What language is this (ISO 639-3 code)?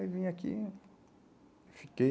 por